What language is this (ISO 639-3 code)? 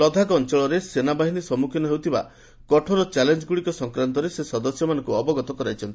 ori